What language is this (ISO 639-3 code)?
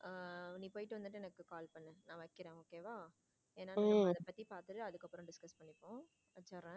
tam